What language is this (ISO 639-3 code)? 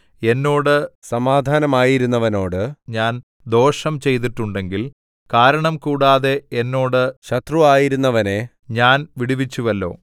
mal